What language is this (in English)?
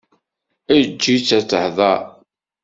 Kabyle